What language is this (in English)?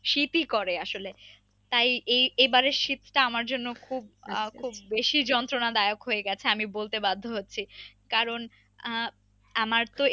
Bangla